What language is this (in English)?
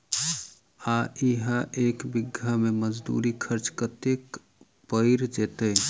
Maithili